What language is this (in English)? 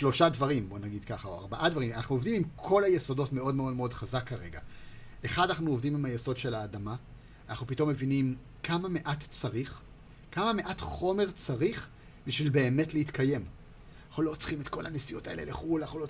Hebrew